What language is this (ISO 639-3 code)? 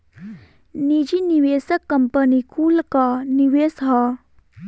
bho